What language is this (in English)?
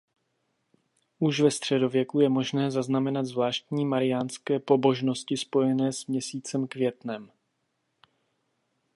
Czech